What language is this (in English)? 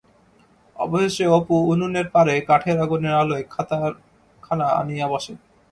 Bangla